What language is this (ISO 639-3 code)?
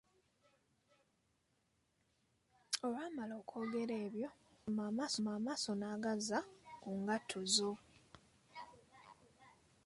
lug